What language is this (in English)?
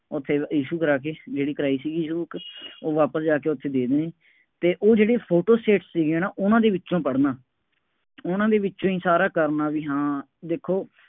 Punjabi